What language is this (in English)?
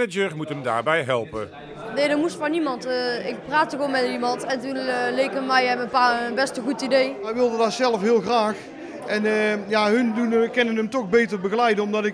Dutch